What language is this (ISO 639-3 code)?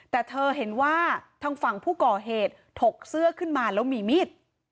tha